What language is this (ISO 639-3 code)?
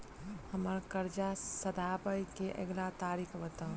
mai